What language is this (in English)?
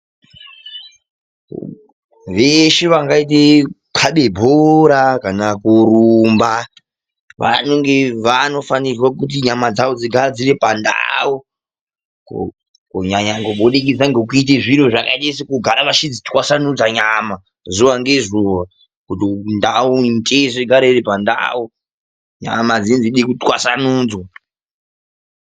Ndau